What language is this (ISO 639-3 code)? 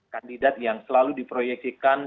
ind